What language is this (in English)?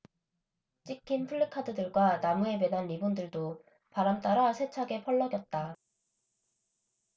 Korean